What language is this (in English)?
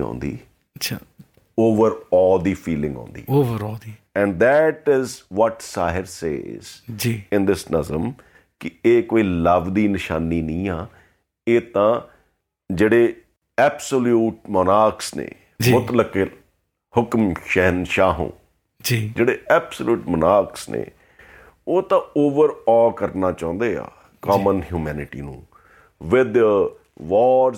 Punjabi